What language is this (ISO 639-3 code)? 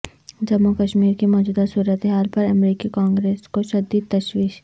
urd